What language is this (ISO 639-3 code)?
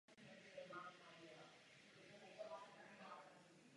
ces